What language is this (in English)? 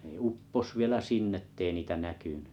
Finnish